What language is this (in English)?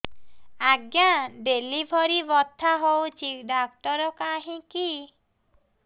Odia